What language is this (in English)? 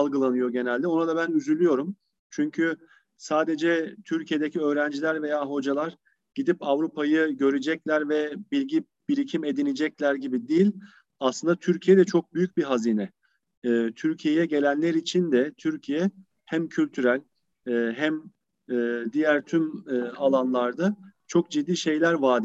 Turkish